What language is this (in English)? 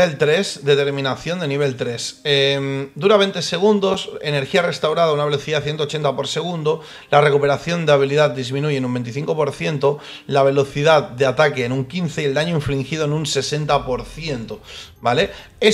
Spanish